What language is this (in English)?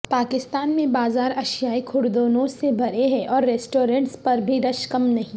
Urdu